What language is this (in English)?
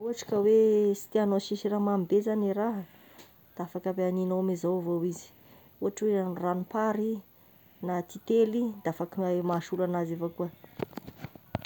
Tesaka Malagasy